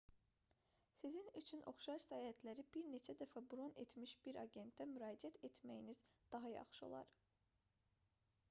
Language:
Azerbaijani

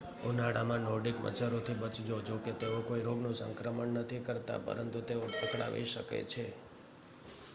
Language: Gujarati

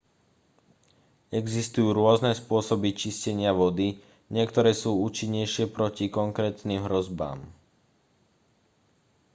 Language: Slovak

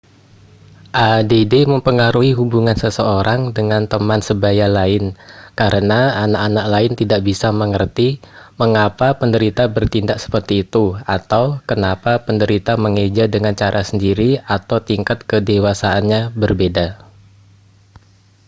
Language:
Indonesian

